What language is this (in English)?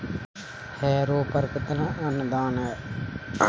Hindi